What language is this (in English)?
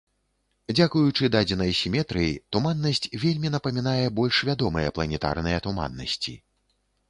Belarusian